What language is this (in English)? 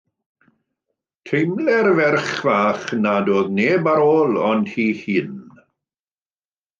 Welsh